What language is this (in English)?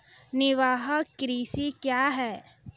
Maithili